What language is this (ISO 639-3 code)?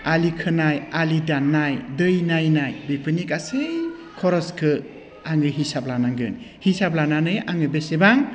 brx